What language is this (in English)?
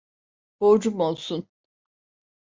Turkish